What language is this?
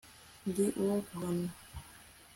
Kinyarwanda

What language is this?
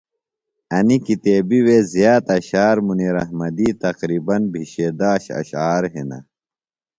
Phalura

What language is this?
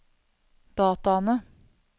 Norwegian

